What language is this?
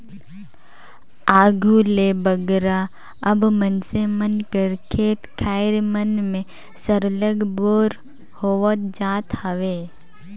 Chhattisgarhi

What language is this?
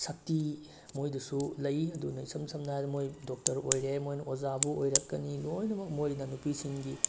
Manipuri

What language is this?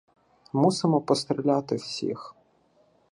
Ukrainian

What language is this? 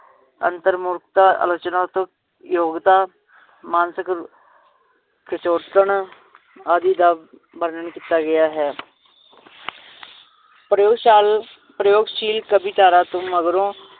Punjabi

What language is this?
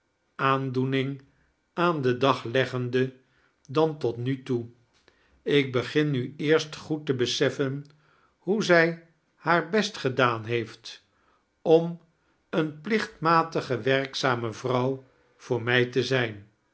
Dutch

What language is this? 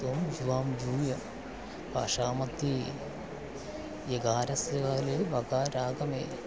Sanskrit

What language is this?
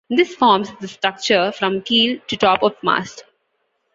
English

